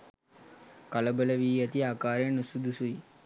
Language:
Sinhala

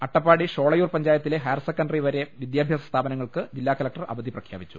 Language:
Malayalam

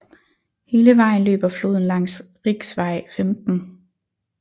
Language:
Danish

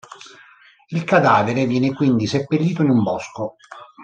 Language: Italian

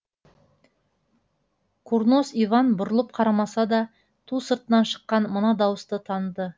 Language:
Kazakh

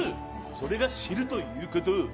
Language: Japanese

